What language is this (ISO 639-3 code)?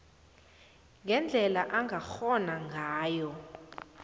nbl